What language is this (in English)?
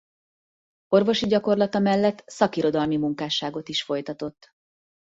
Hungarian